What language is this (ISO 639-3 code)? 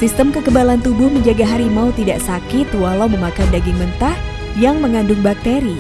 ind